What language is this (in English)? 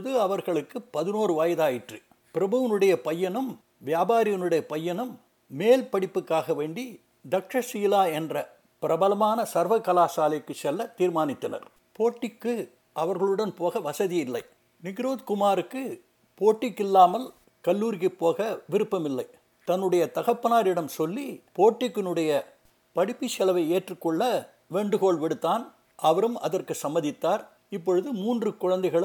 Tamil